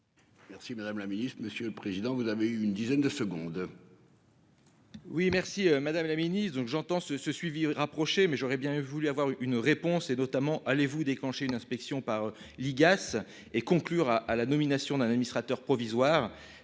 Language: French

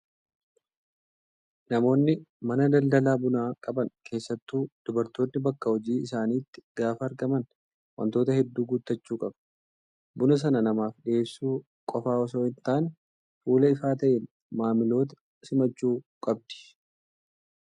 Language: Oromo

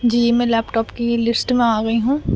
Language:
Urdu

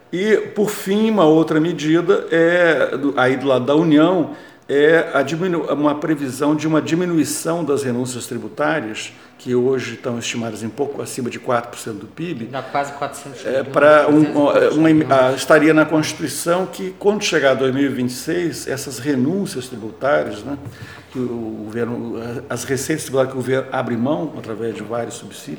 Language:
Portuguese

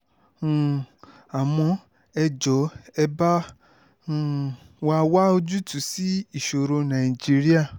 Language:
Yoruba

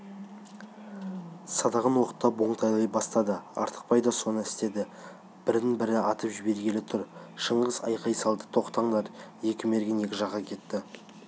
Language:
Kazakh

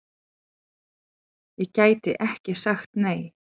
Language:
Icelandic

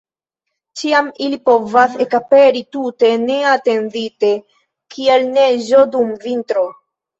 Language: Esperanto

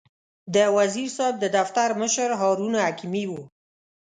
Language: Pashto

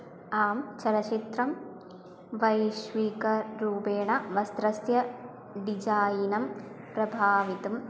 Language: Sanskrit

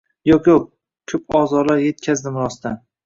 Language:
Uzbek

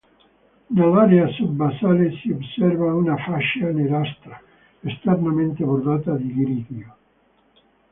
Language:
Italian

